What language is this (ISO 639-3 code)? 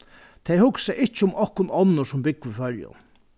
fao